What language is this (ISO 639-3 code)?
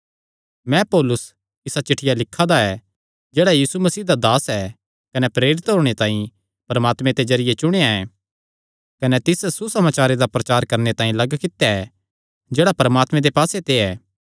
xnr